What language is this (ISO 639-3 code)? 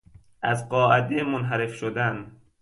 fas